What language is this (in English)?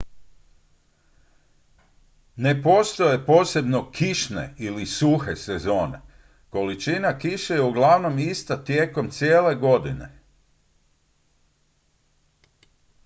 Croatian